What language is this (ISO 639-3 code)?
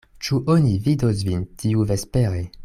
epo